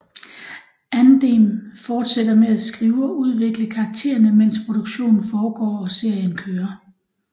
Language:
Danish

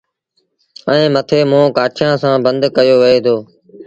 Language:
Sindhi Bhil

